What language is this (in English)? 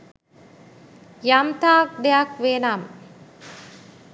Sinhala